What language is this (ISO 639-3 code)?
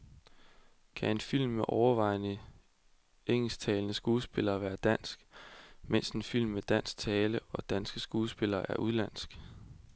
dan